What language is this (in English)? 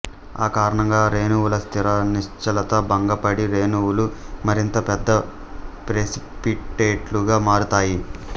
Telugu